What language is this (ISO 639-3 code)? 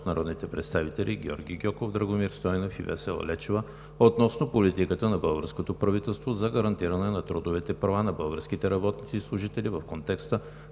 bul